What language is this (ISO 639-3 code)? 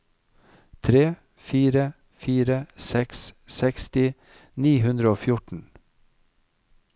nor